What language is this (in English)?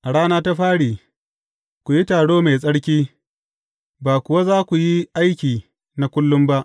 Hausa